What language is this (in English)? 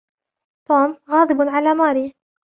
Arabic